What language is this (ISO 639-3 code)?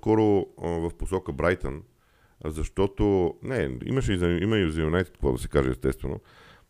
bul